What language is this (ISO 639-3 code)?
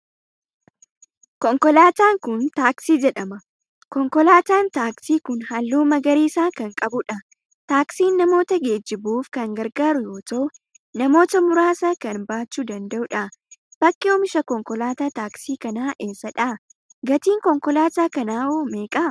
orm